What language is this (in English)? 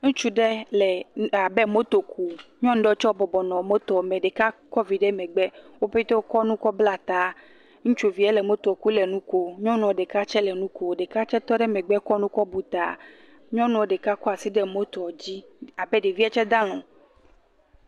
Ewe